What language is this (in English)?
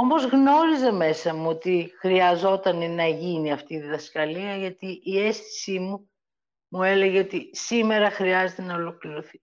Greek